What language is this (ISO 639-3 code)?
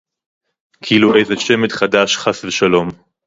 heb